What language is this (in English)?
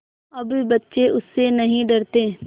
Hindi